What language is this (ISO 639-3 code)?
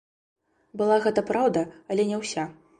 bel